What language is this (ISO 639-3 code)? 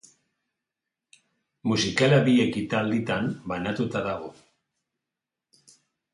eus